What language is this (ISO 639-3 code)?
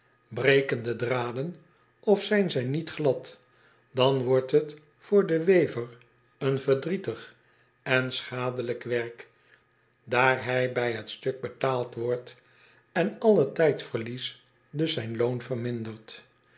nld